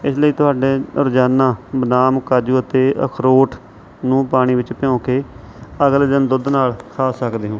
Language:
Punjabi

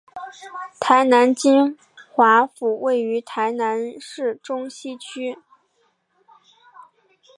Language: Chinese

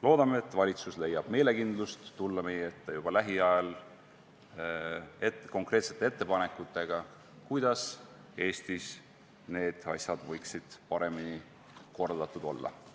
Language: Estonian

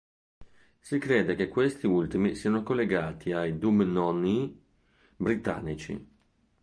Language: Italian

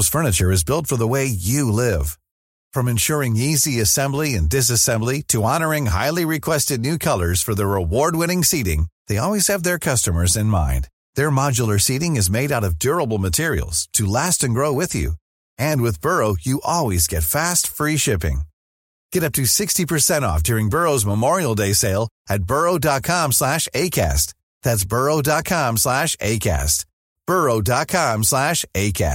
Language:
Persian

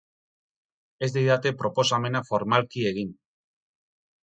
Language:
Basque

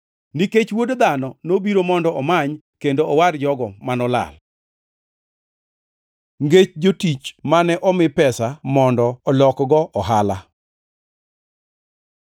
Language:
Luo (Kenya and Tanzania)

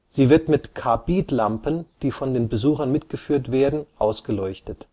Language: German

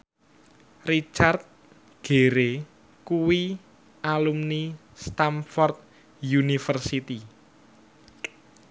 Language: Javanese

